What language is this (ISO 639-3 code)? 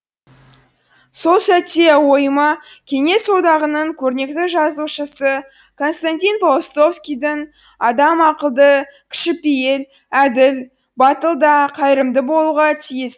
kaz